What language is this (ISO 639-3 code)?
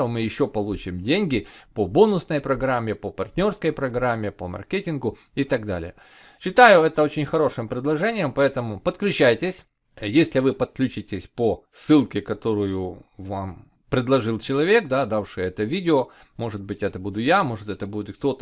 rus